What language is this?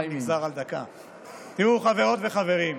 Hebrew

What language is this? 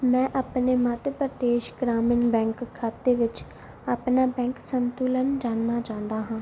Punjabi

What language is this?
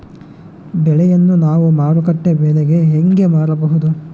Kannada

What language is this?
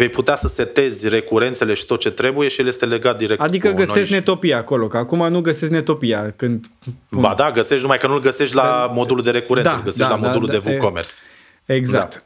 Romanian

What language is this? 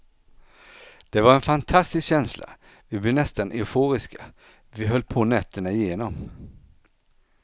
Swedish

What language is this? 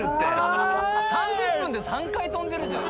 Japanese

